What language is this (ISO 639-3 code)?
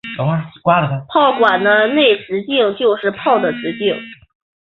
zho